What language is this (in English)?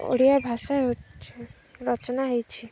Odia